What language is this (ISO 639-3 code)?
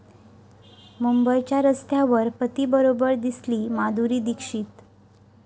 mar